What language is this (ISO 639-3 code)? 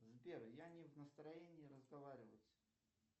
rus